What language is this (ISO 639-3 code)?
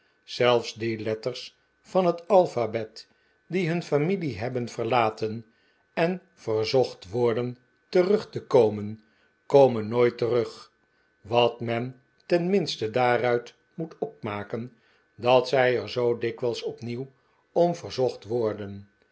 nld